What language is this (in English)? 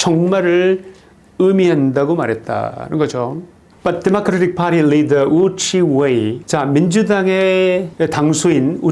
Korean